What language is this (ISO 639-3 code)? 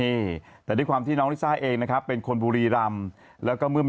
tha